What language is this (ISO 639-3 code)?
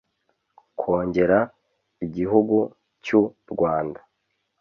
kin